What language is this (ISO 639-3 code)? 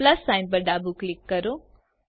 guj